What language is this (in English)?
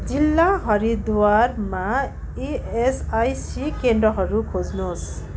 Nepali